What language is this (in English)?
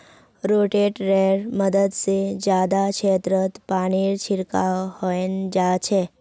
Magahi